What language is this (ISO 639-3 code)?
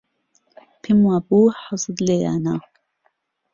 ckb